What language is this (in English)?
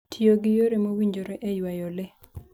Luo (Kenya and Tanzania)